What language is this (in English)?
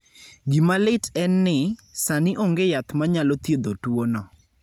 Luo (Kenya and Tanzania)